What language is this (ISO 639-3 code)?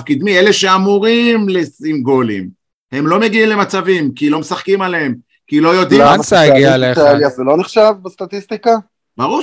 heb